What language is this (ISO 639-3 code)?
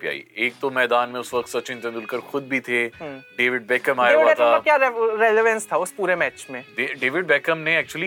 hin